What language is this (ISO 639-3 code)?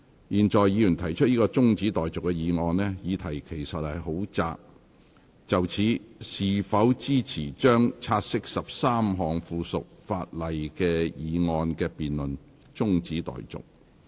yue